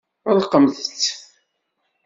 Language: Kabyle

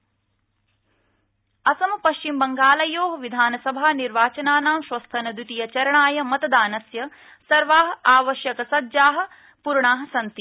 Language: Sanskrit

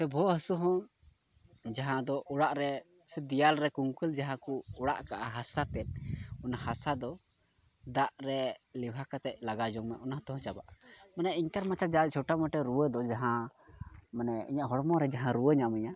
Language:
Santali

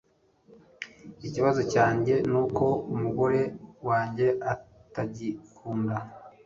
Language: Kinyarwanda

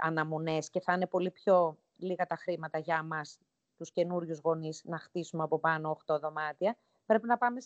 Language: Greek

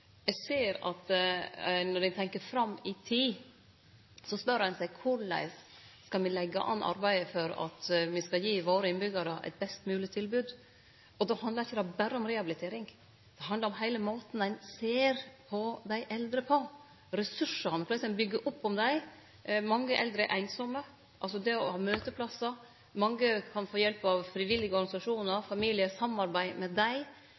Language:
Norwegian Nynorsk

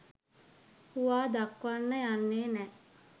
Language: Sinhala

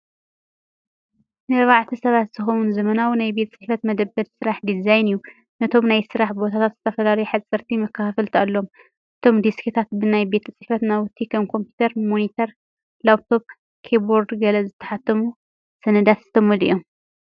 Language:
Tigrinya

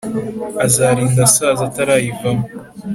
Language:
Kinyarwanda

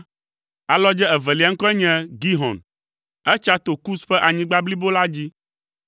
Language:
Ewe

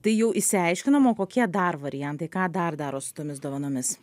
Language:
Lithuanian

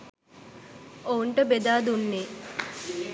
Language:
Sinhala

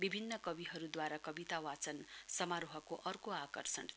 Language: Nepali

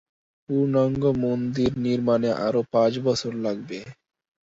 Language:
Bangla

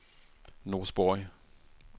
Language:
Swedish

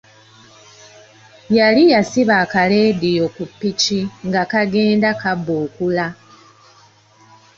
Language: Ganda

